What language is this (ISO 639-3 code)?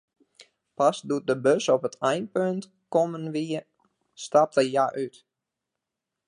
fry